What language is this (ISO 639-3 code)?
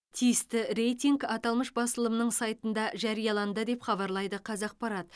kaz